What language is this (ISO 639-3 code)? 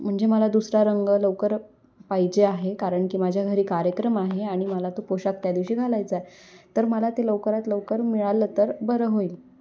mar